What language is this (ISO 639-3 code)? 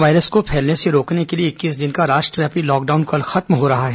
hin